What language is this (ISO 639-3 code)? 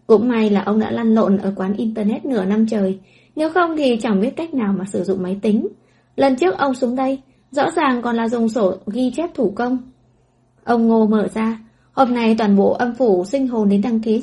vie